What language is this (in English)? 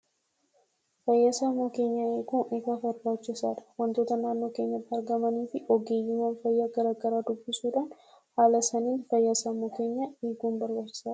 Oromo